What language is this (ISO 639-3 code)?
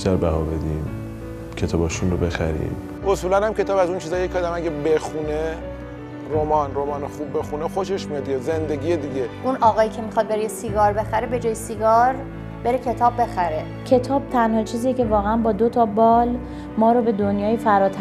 fas